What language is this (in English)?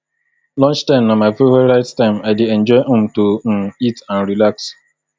Nigerian Pidgin